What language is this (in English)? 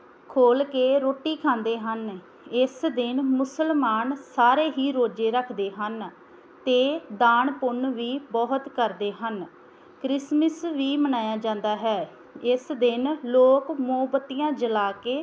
Punjabi